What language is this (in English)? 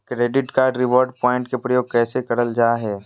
Magahi